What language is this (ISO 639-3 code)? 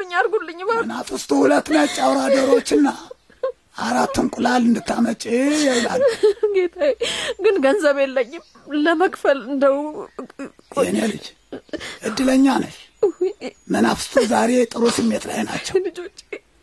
amh